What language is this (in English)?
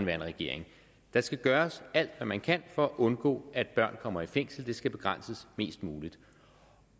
Danish